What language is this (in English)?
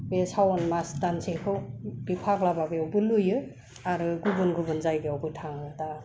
Bodo